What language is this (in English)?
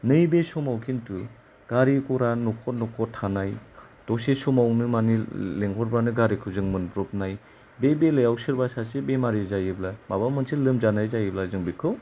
Bodo